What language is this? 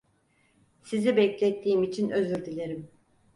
Turkish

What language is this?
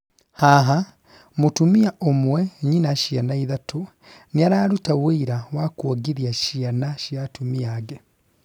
Kikuyu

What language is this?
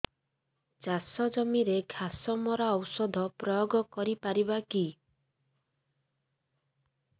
Odia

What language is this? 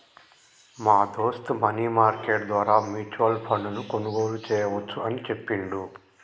Telugu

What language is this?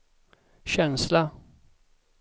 Swedish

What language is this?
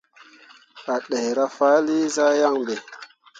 Mundang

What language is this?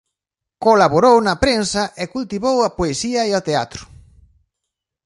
Galician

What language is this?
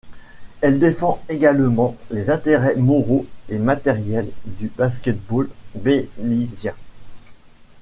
French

